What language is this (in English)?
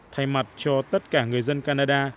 Vietnamese